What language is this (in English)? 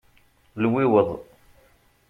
Kabyle